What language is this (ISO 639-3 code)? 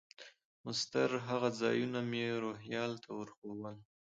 pus